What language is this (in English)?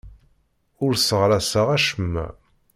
Kabyle